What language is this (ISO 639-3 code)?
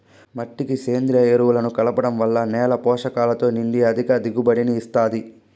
tel